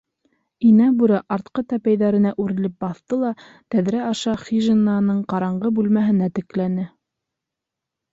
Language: Bashkir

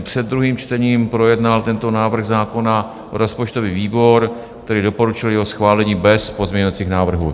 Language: Czech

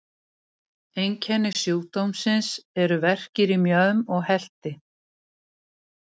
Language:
Icelandic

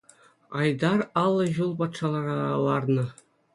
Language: Chuvash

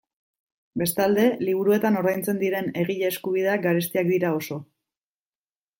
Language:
Basque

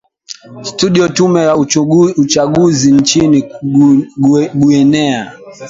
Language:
Swahili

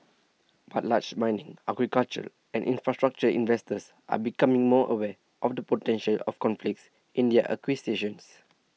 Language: English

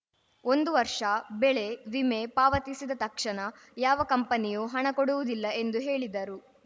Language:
Kannada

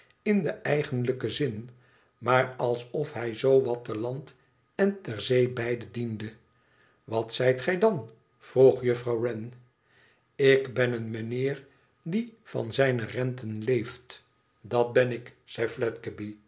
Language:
Dutch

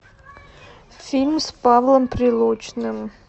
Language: Russian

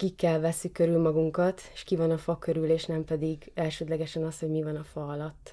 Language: Hungarian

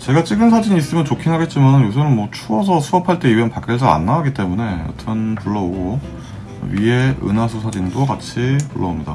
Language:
Korean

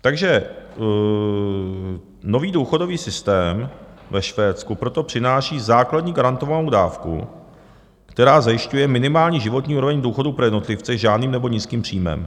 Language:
Czech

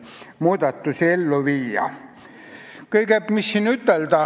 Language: Estonian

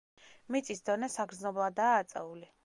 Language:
Georgian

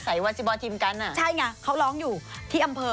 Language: Thai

